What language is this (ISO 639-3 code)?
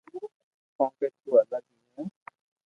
lrk